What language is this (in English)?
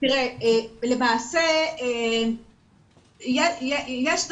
Hebrew